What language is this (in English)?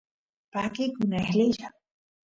Santiago del Estero Quichua